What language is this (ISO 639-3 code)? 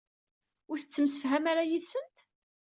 kab